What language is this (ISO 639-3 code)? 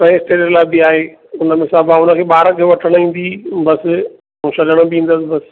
snd